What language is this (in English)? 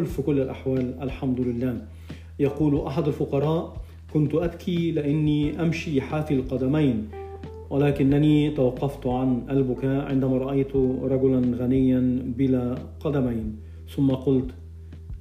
Arabic